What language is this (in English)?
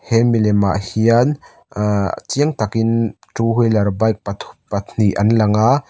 Mizo